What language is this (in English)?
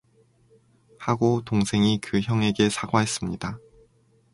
Korean